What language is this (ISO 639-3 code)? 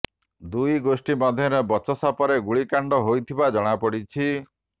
ori